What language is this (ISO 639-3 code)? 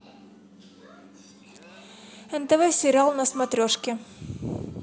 rus